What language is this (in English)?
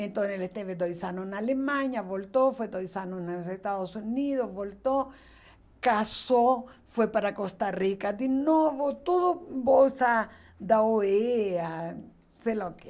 Portuguese